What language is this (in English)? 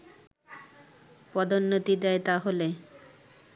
Bangla